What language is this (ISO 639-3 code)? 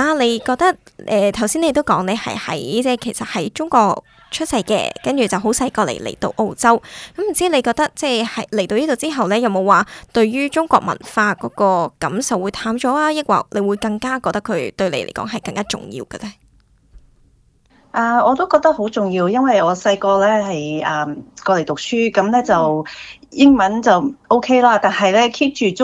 zho